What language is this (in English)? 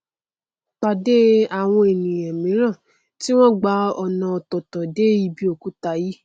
Yoruba